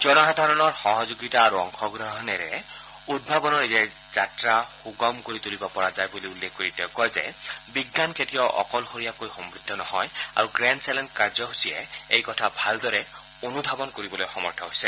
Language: Assamese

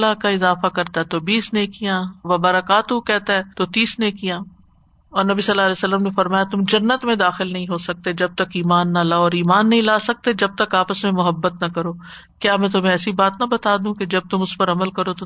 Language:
Urdu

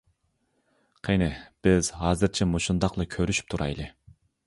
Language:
Uyghur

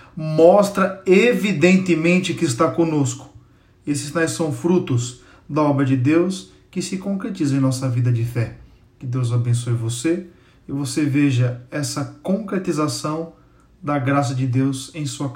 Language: Portuguese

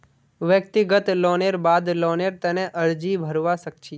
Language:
Magahi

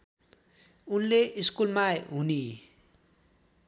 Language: Nepali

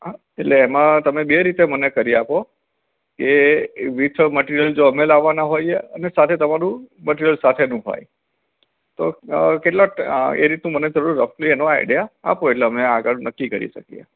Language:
Gujarati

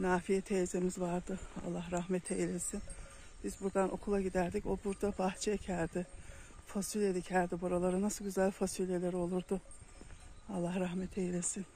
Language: Turkish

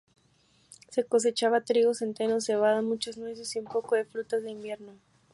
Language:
Spanish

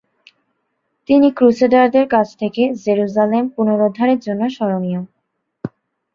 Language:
Bangla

